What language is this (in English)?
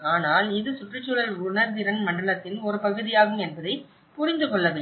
Tamil